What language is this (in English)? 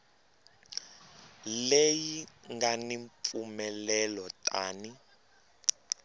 Tsonga